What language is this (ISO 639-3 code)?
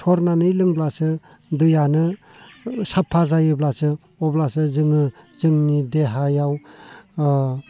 brx